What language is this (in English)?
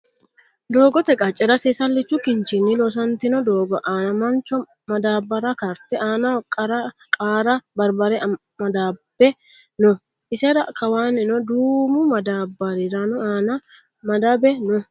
Sidamo